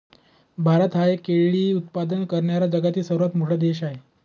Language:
Marathi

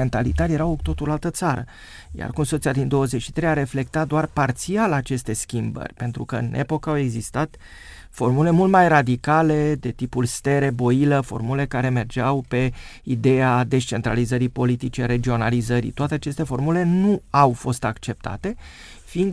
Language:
Romanian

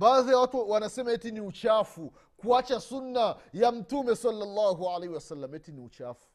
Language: Swahili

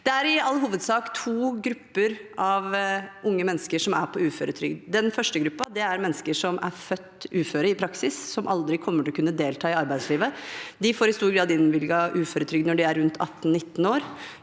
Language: Norwegian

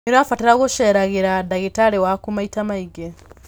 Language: Kikuyu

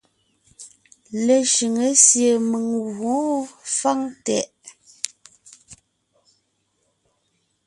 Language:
Ngiemboon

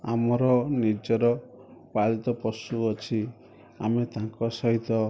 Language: Odia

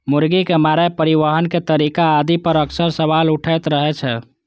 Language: Maithili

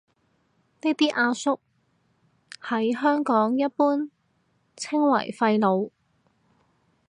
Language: Cantonese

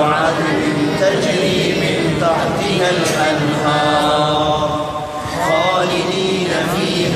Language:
Hindi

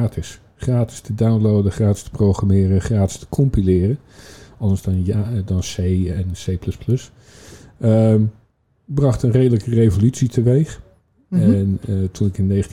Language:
Dutch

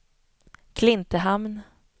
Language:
Swedish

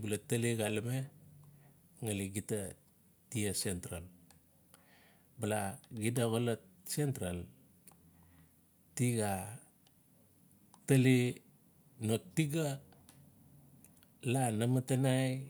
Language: Notsi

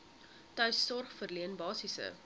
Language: Afrikaans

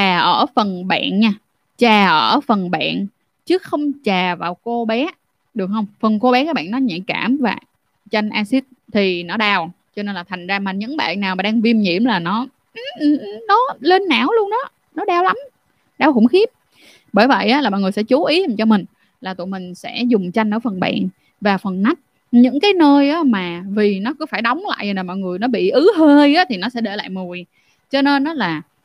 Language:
Vietnamese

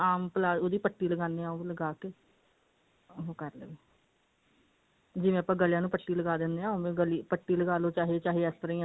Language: Punjabi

